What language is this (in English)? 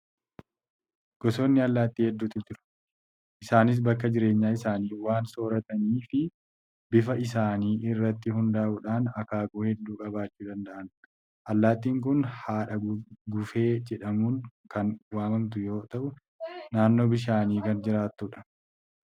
Oromo